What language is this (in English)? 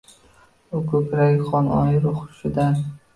Uzbek